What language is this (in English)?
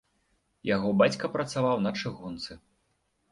Belarusian